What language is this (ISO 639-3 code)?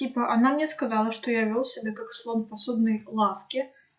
rus